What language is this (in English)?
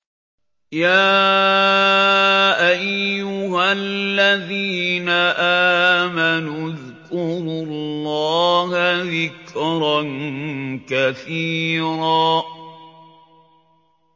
Arabic